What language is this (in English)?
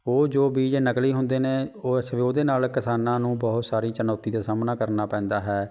Punjabi